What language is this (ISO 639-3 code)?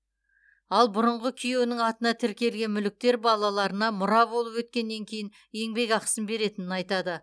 kaz